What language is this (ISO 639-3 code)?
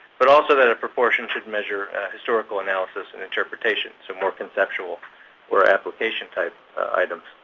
eng